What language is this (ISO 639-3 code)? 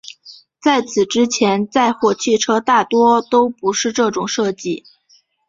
zho